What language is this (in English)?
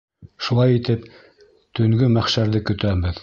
Bashkir